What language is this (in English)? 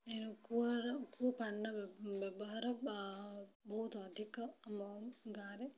Odia